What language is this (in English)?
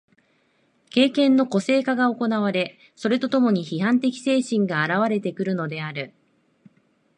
Japanese